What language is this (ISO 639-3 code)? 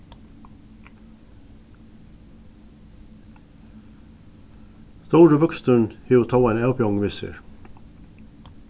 fao